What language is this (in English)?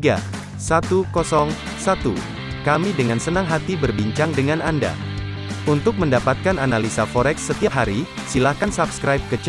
Indonesian